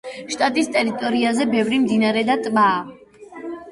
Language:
Georgian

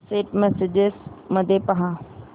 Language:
Marathi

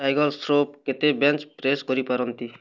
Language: Odia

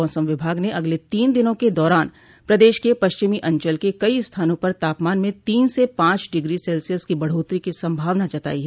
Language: Hindi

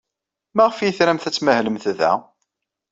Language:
Kabyle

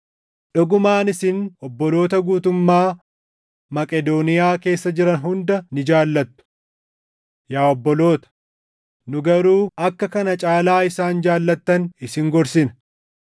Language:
Oromo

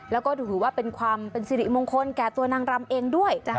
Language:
Thai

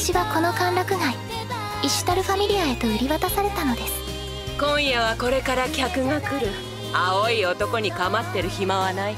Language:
Japanese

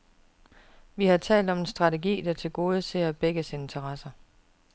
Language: Danish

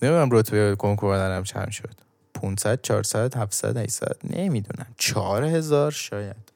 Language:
Persian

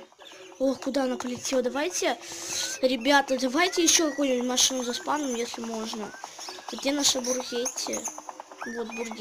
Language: Russian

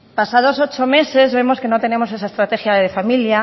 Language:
Spanish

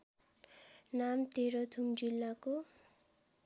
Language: Nepali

